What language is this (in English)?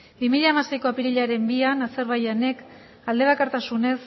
Basque